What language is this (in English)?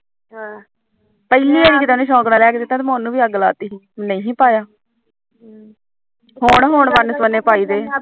Punjabi